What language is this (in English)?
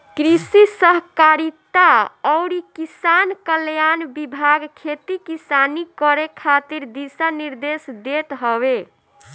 Bhojpuri